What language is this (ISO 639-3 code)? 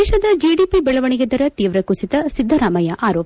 kan